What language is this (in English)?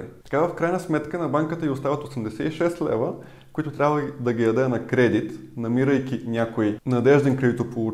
Bulgarian